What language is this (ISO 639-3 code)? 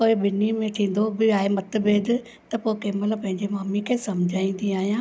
snd